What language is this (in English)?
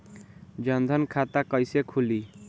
Bhojpuri